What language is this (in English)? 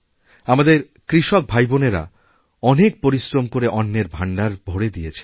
Bangla